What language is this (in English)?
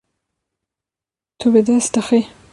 Kurdish